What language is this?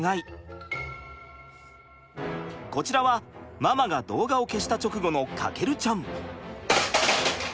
Japanese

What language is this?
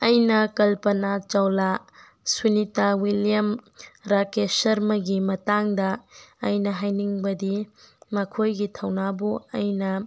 Manipuri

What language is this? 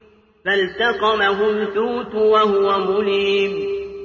Arabic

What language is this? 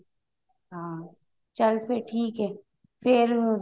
Punjabi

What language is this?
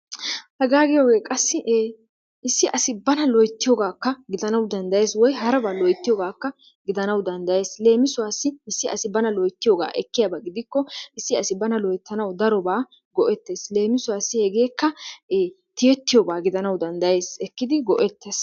Wolaytta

